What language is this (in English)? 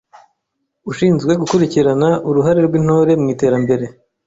Kinyarwanda